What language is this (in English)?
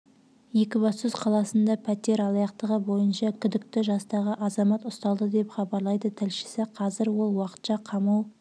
Kazakh